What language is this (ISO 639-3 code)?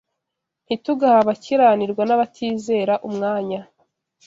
kin